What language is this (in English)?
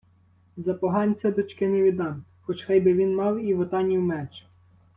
Ukrainian